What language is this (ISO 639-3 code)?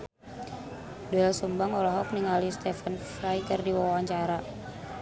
sun